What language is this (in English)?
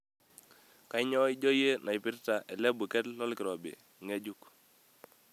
Masai